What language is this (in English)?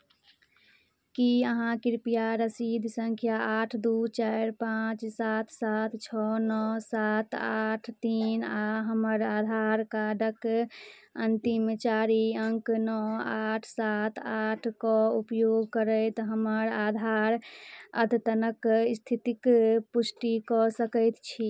Maithili